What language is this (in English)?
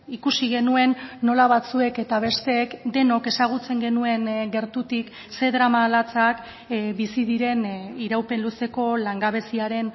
Basque